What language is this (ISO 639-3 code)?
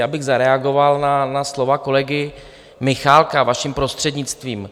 ces